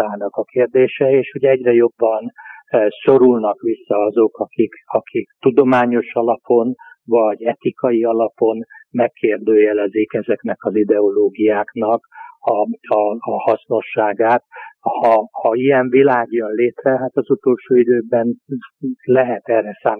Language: Hungarian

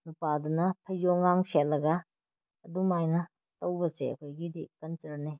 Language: Manipuri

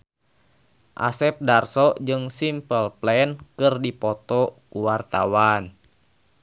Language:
Sundanese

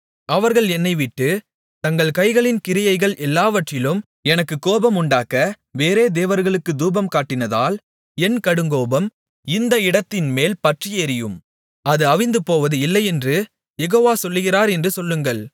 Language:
Tamil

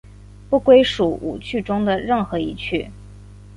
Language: Chinese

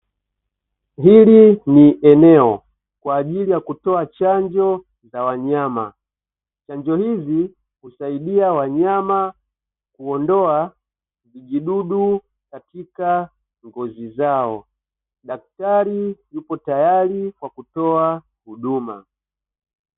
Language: Swahili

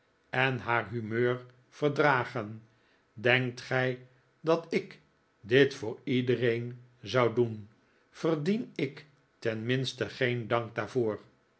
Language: Dutch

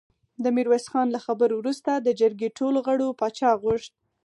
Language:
Pashto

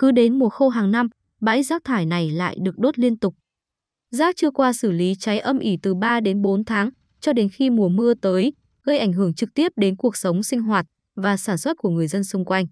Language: Vietnamese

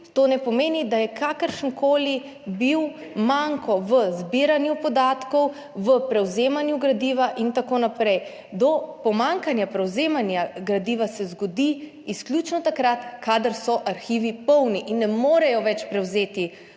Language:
Slovenian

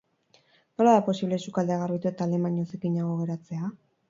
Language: Basque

